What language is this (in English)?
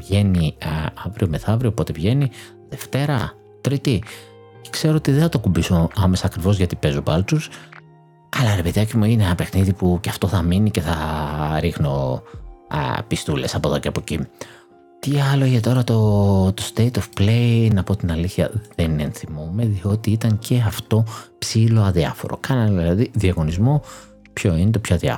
Greek